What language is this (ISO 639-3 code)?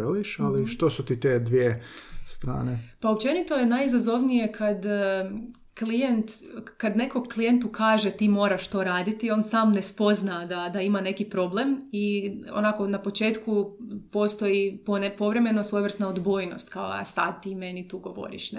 hrv